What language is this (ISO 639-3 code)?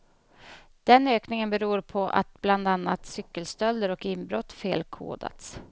swe